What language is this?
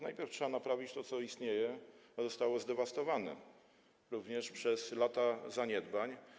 Polish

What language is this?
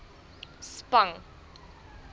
Afrikaans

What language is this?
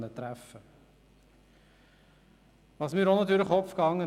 Swiss German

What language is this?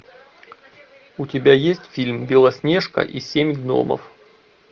Russian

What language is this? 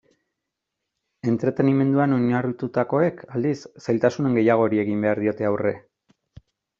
Basque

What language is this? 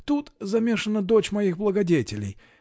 Russian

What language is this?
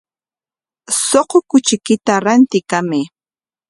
Corongo Ancash Quechua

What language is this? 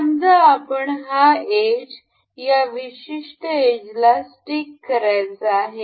Marathi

